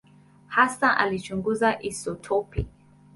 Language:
Swahili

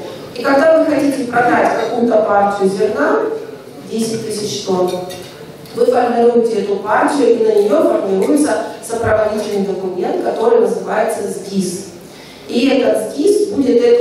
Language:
Russian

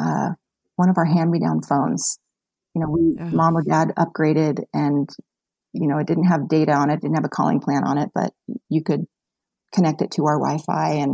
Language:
English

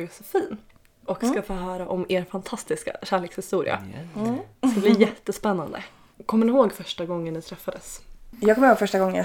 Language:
Swedish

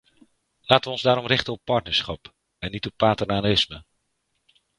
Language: Dutch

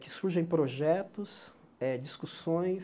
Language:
Portuguese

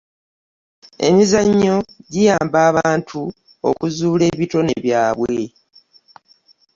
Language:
Ganda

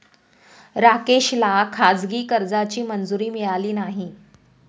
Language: Marathi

